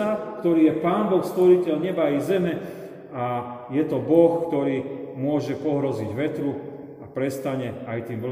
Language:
Slovak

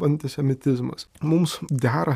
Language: Lithuanian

